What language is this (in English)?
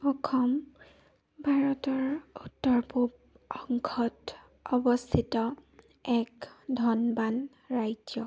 Assamese